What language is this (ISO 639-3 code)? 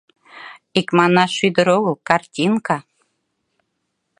chm